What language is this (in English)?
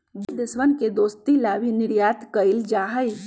Magahi